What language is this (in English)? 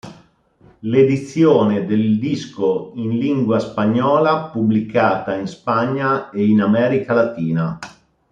Italian